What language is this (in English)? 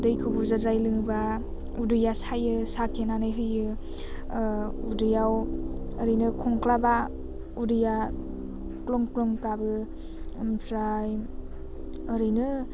Bodo